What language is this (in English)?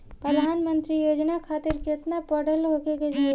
Bhojpuri